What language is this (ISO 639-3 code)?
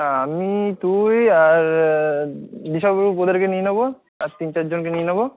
ben